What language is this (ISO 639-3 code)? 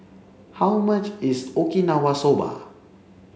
eng